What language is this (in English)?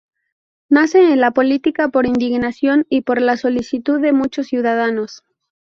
Spanish